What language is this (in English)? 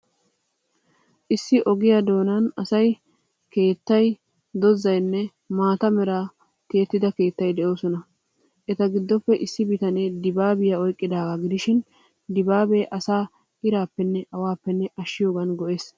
Wolaytta